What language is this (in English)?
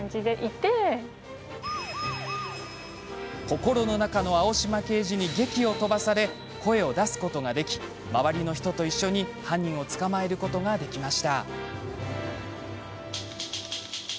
Japanese